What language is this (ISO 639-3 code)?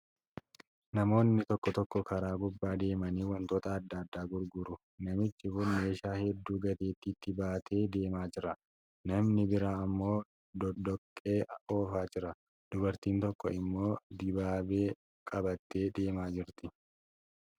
orm